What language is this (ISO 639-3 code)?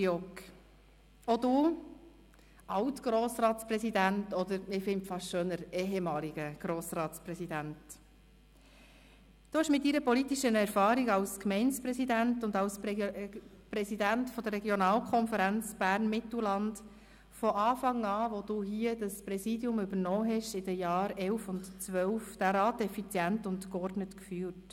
gsw